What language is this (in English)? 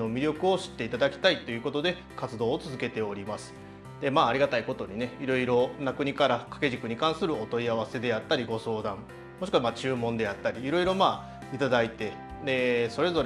Japanese